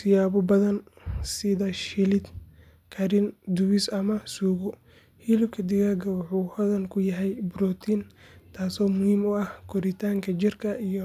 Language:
Somali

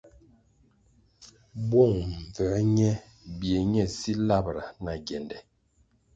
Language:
Kwasio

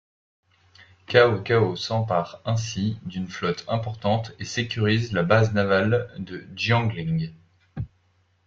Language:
French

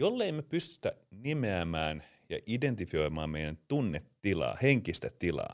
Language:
Finnish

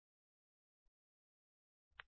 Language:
Telugu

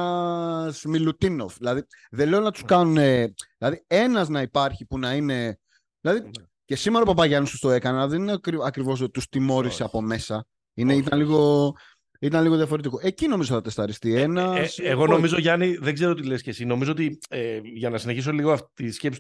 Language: Greek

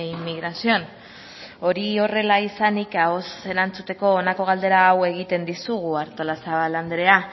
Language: Basque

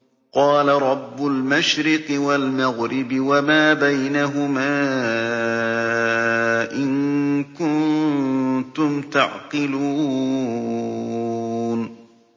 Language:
Arabic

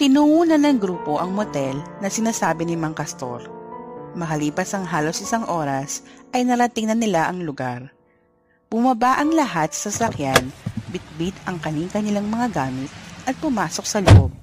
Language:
Filipino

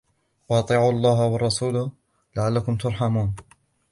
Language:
Arabic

